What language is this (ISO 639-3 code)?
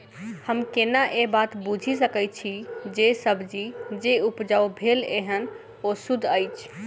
mai